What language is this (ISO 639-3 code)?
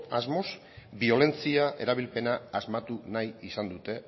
eus